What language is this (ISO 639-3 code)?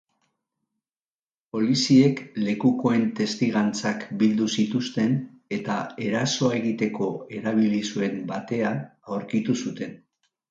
eus